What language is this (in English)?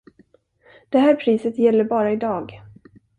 Swedish